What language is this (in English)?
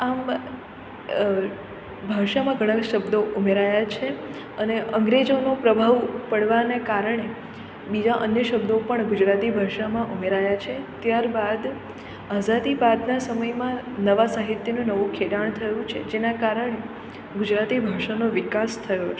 Gujarati